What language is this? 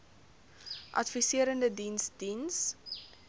Afrikaans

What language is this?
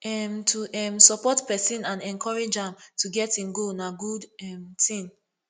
Nigerian Pidgin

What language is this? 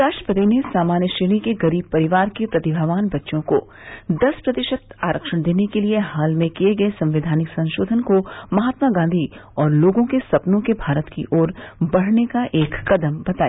Hindi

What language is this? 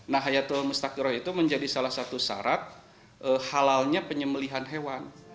Indonesian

